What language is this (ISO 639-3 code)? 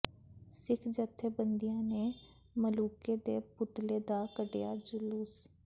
pan